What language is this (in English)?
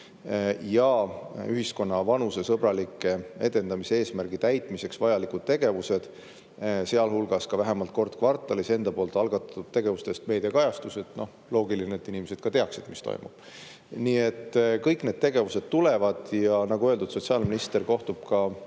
Estonian